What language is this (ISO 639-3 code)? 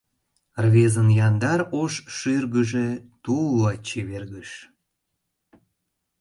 chm